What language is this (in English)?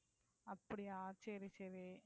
Tamil